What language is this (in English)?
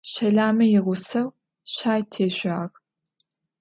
Adyghe